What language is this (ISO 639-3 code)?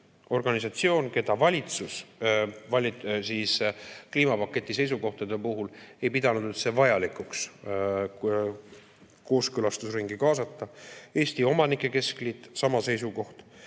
est